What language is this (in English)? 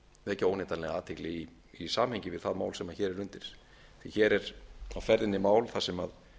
Icelandic